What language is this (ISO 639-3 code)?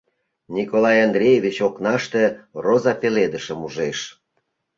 chm